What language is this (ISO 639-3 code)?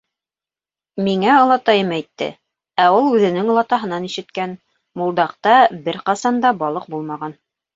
bak